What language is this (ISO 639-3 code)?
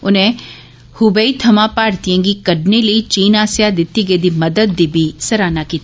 doi